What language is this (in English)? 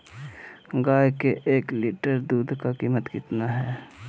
Magahi